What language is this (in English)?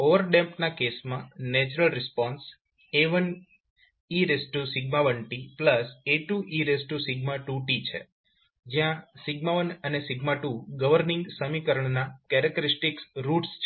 Gujarati